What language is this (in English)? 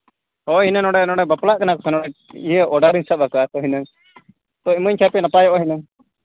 Santali